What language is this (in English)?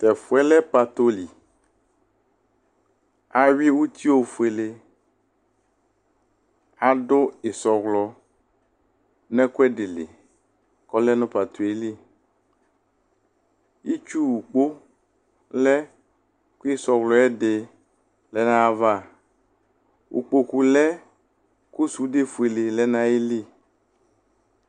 Ikposo